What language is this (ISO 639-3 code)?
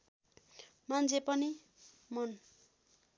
nep